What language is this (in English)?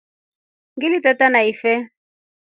Rombo